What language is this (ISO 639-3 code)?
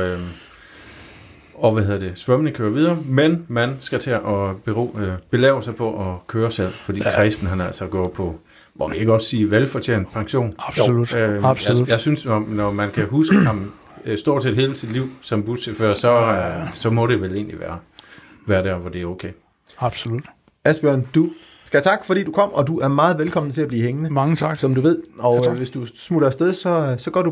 dan